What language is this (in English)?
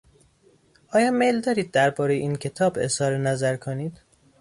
Persian